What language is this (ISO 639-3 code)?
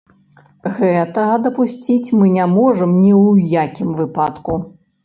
bel